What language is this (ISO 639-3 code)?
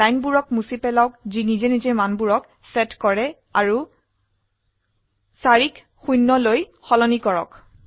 asm